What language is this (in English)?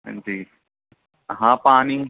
Urdu